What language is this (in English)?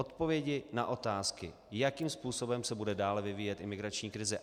Czech